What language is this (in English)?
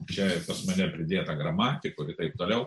Lithuanian